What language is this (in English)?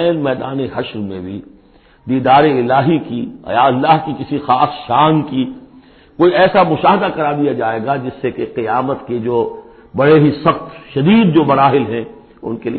Urdu